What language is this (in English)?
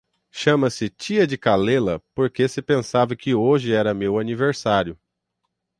Portuguese